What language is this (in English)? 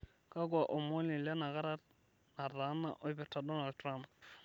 Masai